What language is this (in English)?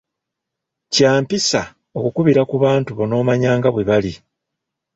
Ganda